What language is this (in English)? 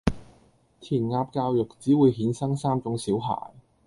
Cantonese